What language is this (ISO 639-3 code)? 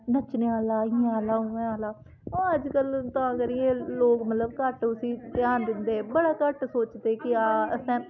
doi